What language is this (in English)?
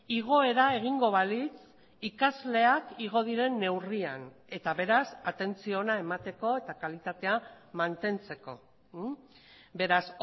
Basque